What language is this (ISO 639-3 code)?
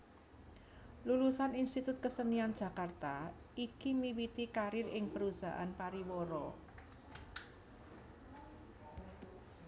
jav